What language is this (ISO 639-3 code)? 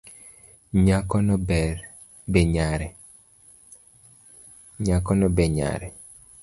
luo